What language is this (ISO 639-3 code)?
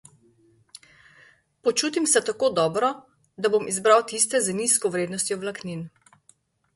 slv